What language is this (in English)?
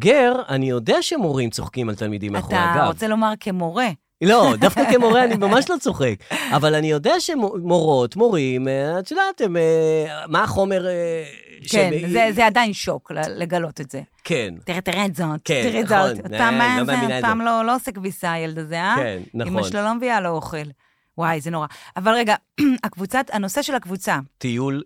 Hebrew